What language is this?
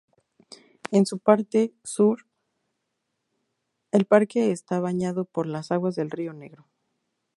Spanish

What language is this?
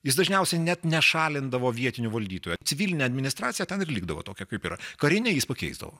Lithuanian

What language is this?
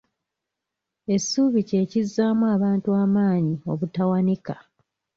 Ganda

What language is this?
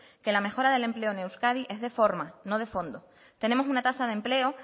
Spanish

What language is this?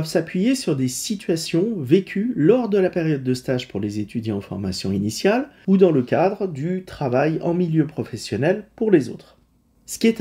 French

